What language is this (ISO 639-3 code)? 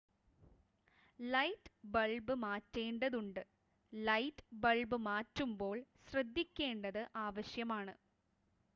mal